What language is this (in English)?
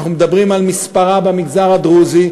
Hebrew